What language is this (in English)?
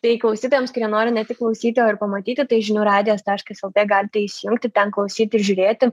Lithuanian